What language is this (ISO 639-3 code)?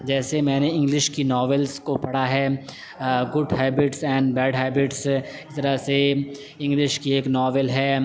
urd